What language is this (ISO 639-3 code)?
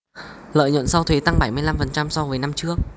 vie